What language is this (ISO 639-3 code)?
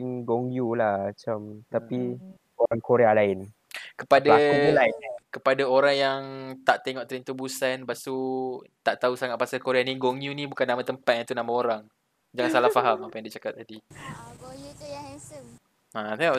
msa